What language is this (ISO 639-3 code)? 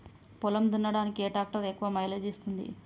tel